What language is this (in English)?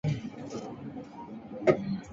Chinese